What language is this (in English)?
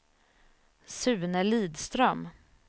Swedish